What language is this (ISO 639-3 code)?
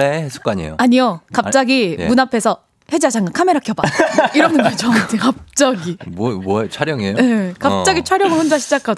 kor